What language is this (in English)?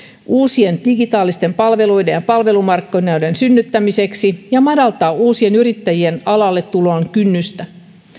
Finnish